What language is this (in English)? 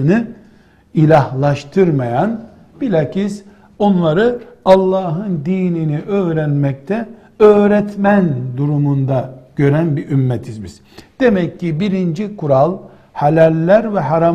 Turkish